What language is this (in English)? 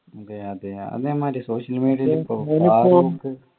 Malayalam